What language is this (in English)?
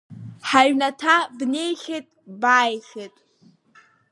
Abkhazian